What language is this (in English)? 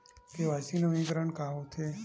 Chhattisgarhi